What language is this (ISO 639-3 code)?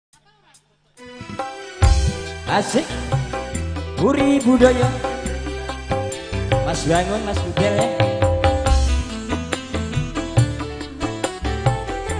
ind